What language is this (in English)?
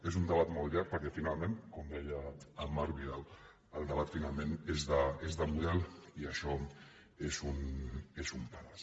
Catalan